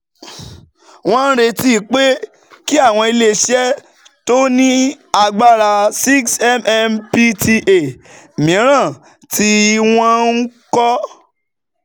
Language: Yoruba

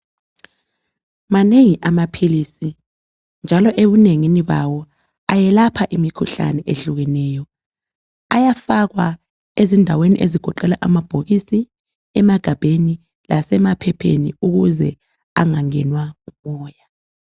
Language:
North Ndebele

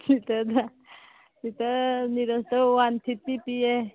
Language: Manipuri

